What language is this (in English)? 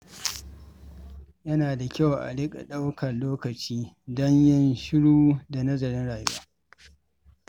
Hausa